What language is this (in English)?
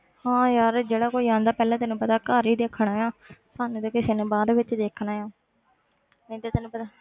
Punjabi